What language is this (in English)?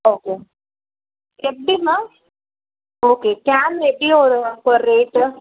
Tamil